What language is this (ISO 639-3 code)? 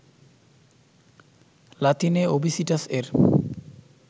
ben